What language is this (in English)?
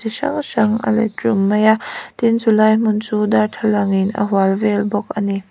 Mizo